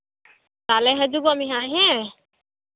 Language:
Santali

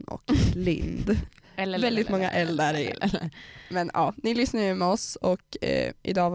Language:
Swedish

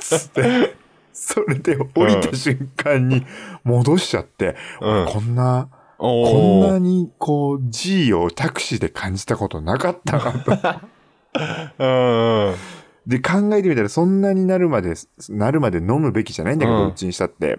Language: Japanese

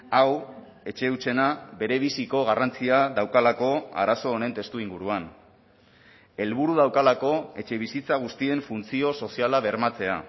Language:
Basque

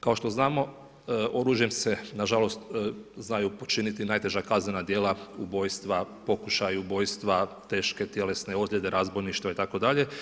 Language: Croatian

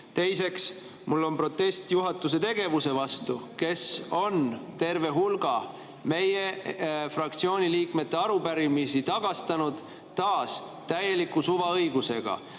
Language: Estonian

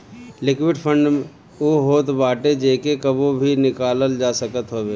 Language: Bhojpuri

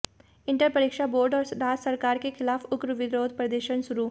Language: Hindi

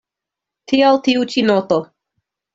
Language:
Esperanto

